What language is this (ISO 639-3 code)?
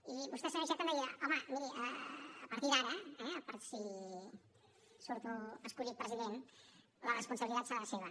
cat